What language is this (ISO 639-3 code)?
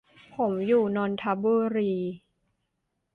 tha